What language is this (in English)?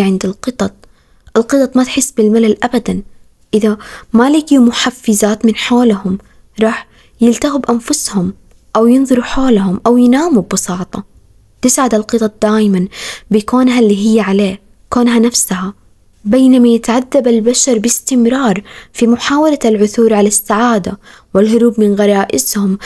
Arabic